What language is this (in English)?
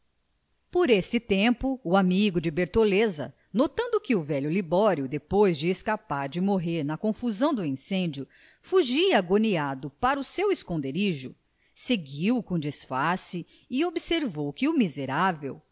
Portuguese